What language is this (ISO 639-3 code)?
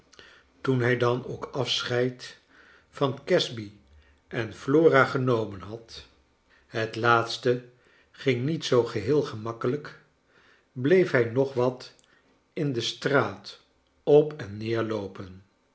nld